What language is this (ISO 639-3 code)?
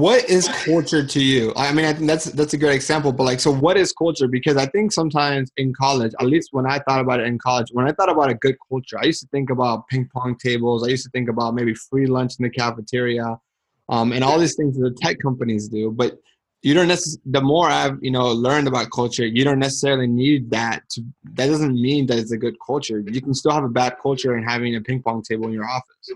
eng